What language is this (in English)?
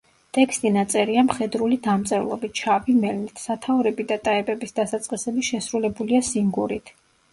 Georgian